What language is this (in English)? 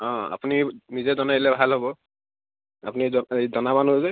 Assamese